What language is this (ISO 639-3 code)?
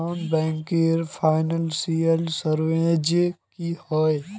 mag